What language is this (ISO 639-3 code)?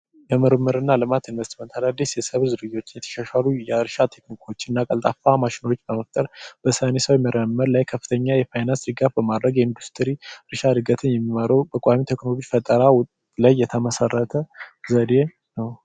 amh